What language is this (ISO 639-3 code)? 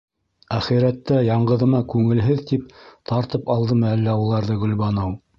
bak